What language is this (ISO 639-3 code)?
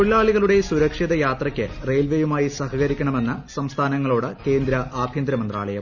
mal